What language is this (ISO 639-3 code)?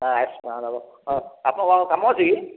ori